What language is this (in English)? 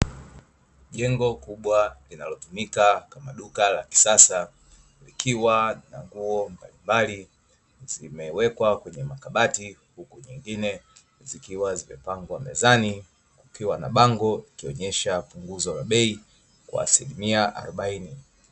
Swahili